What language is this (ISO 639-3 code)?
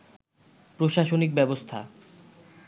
ben